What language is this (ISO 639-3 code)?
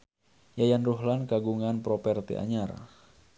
sun